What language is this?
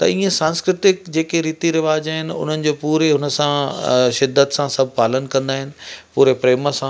Sindhi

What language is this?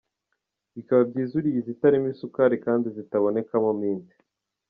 Kinyarwanda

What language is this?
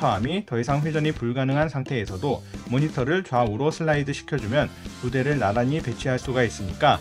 Korean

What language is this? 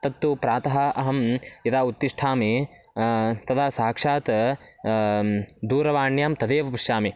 Sanskrit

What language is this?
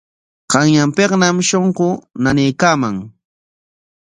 Corongo Ancash Quechua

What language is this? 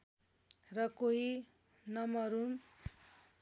Nepali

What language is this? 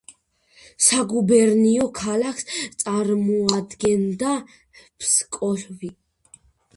Georgian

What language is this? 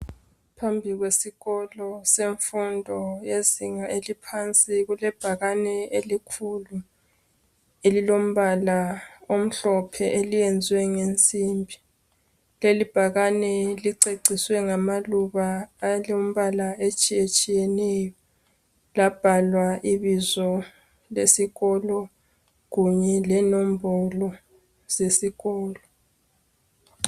North Ndebele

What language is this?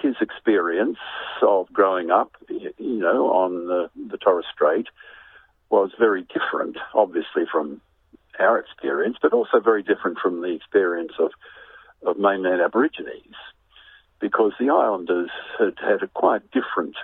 Romanian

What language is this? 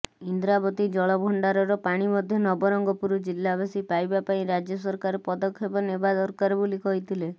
Odia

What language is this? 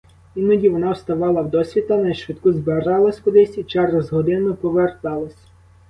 Ukrainian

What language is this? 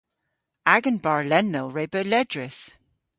Cornish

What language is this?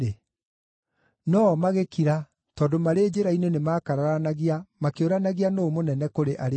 Kikuyu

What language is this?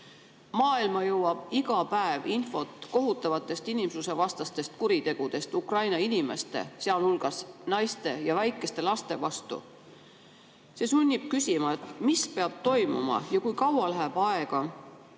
Estonian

